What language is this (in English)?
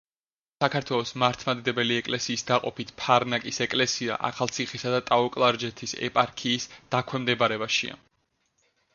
Georgian